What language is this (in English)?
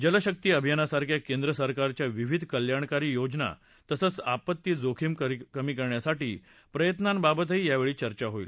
Marathi